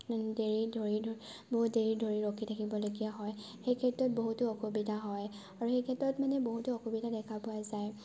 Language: Assamese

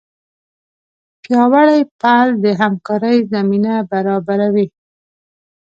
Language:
Pashto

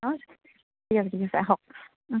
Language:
Assamese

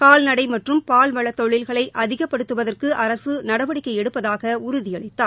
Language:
Tamil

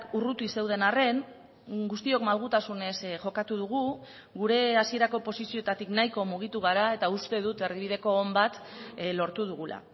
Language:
Basque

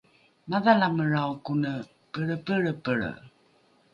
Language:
Rukai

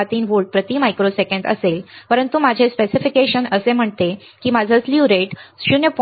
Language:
Marathi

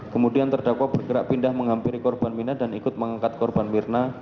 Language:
Indonesian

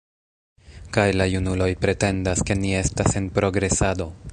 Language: Esperanto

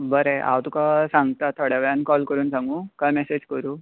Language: Konkani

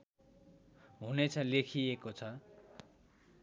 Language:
Nepali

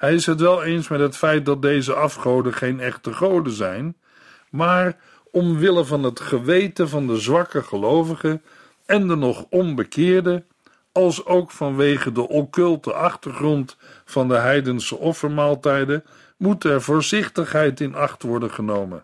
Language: Dutch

